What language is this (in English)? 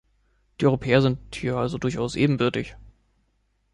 German